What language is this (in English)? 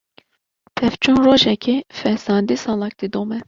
Kurdish